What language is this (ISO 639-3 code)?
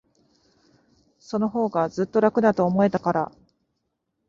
jpn